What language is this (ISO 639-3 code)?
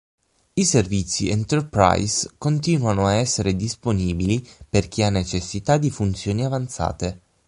ita